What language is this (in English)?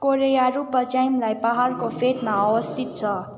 Nepali